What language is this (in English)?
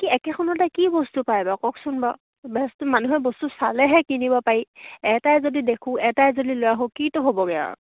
Assamese